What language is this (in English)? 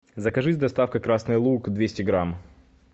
Russian